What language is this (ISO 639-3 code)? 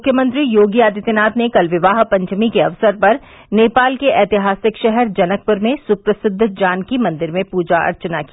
hin